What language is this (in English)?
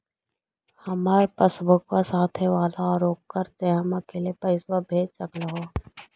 Magahi